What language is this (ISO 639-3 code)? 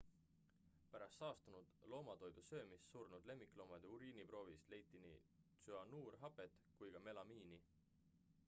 est